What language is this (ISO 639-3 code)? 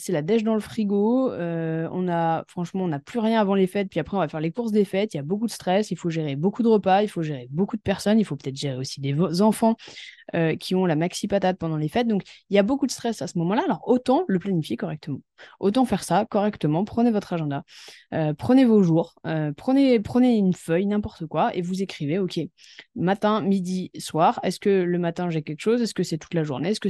fra